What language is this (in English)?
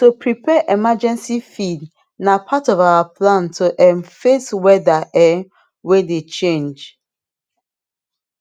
Nigerian Pidgin